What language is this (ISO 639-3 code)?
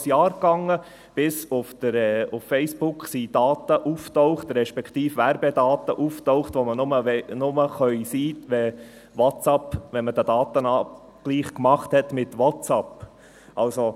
gsw